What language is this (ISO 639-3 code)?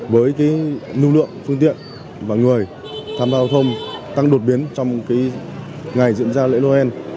vie